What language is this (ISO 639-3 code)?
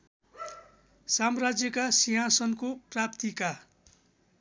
nep